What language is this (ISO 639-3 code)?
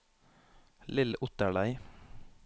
nor